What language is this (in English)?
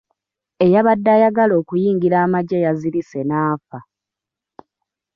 Ganda